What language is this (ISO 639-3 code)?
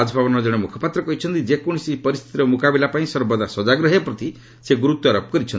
ori